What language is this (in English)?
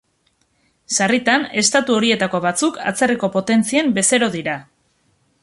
Basque